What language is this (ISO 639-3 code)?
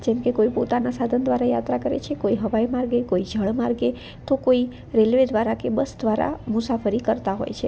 guj